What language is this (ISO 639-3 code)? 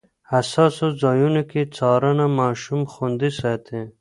pus